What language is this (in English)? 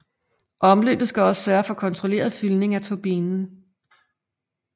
Danish